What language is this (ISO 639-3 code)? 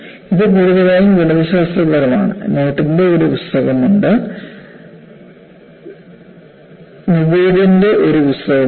mal